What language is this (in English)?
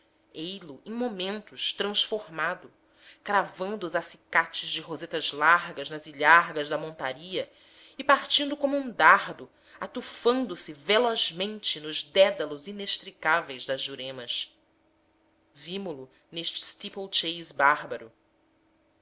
Portuguese